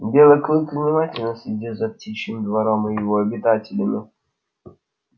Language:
Russian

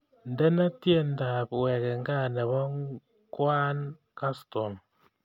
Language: Kalenjin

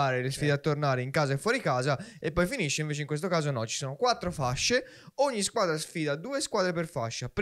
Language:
Italian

